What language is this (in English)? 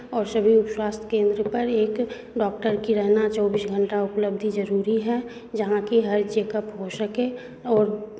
Hindi